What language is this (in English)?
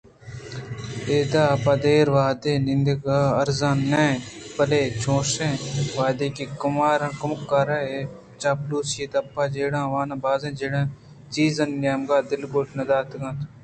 Eastern Balochi